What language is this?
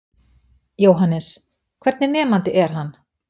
Icelandic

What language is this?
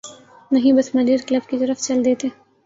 Urdu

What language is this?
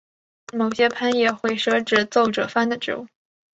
Chinese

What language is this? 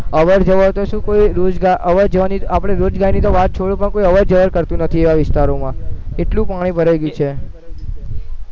Gujarati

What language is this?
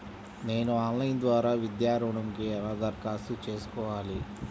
Telugu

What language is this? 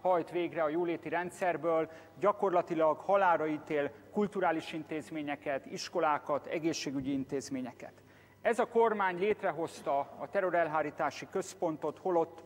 Hungarian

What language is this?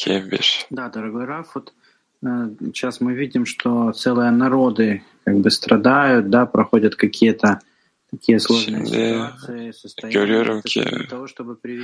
Turkish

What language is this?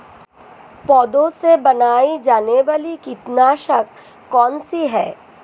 Hindi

